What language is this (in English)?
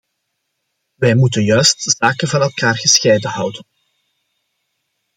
Dutch